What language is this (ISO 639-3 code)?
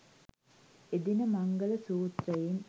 sin